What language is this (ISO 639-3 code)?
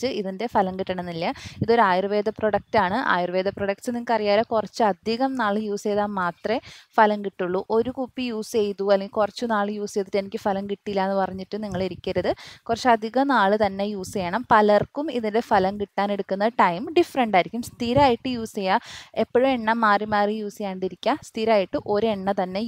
mal